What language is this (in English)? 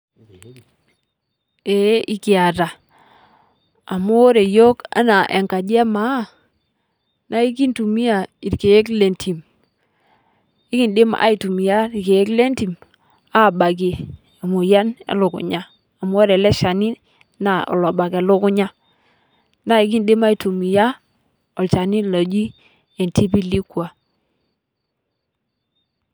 Masai